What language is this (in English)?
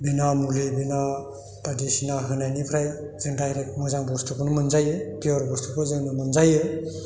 Bodo